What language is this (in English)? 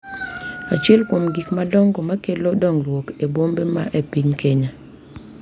Luo (Kenya and Tanzania)